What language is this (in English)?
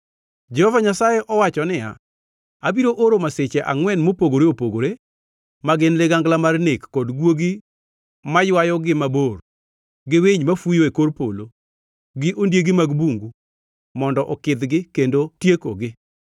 Luo (Kenya and Tanzania)